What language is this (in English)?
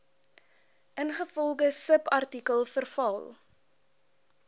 Afrikaans